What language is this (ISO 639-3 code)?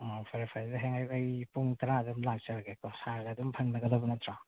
mni